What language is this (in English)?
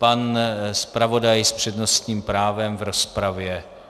Czech